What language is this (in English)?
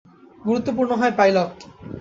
Bangla